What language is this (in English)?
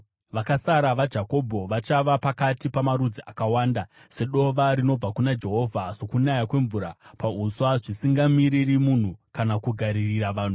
Shona